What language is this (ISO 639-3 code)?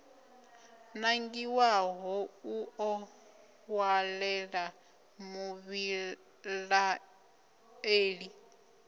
ven